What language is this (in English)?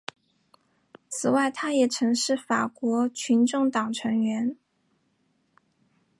Chinese